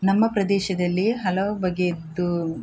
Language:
Kannada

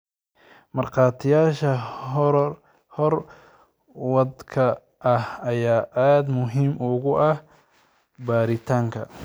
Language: Somali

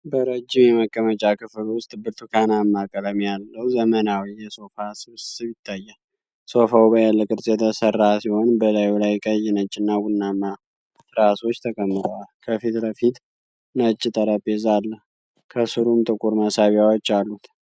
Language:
Amharic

